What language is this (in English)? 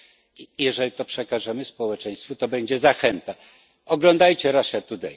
Polish